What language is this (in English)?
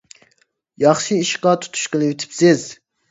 Uyghur